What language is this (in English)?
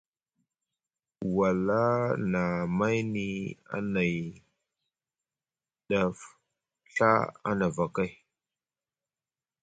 Musgu